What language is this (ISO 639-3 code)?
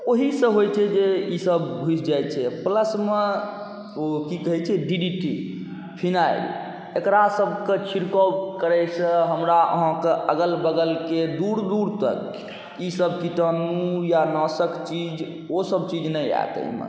mai